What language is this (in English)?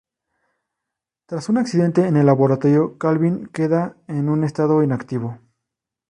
Spanish